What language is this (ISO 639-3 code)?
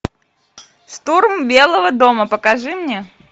rus